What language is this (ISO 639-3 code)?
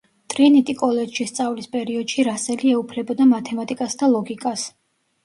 kat